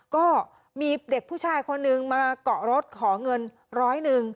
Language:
Thai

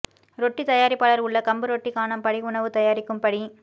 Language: Tamil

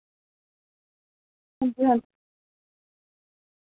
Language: Dogri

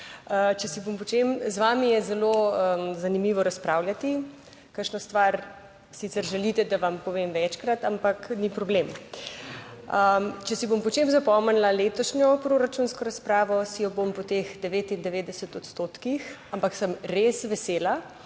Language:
Slovenian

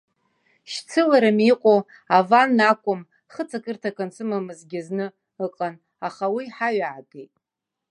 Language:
Abkhazian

